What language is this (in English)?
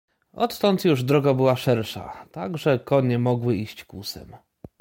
Polish